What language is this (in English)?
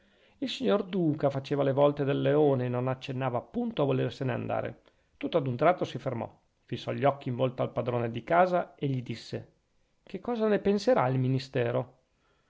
Italian